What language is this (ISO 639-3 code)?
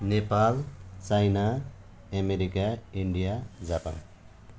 nep